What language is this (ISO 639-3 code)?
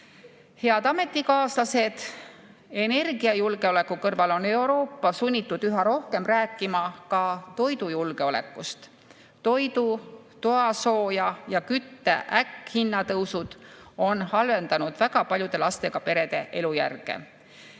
est